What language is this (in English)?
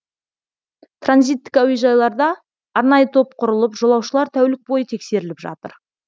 Kazakh